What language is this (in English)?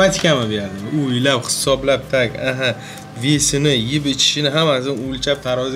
Turkish